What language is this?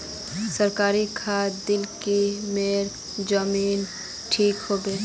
Magahi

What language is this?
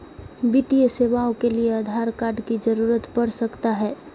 Magahi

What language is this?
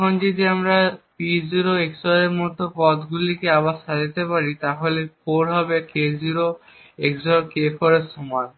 Bangla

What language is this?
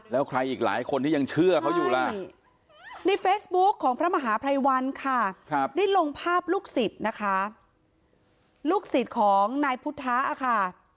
Thai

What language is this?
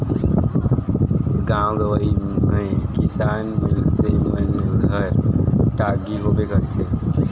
Chhattisgarhi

